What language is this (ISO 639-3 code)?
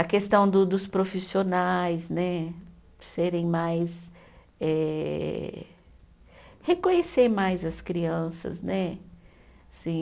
por